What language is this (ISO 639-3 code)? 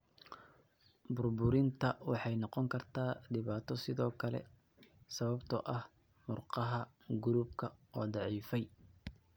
som